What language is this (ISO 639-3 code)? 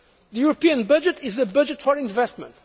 eng